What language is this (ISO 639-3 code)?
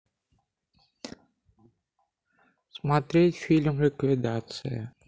rus